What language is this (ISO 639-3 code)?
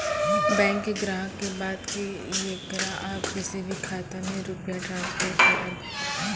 mai